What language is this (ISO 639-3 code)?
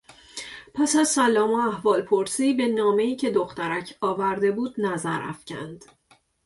fas